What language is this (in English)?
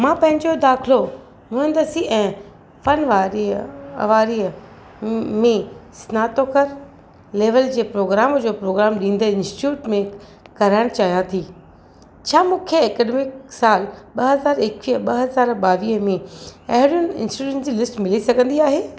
Sindhi